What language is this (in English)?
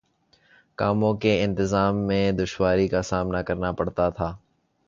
Urdu